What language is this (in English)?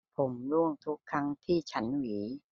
Thai